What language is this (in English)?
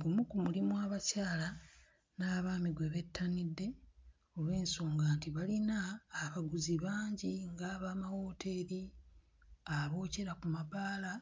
Ganda